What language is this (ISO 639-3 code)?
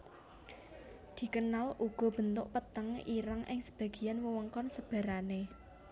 jav